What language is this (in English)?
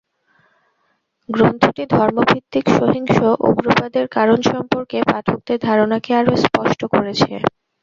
Bangla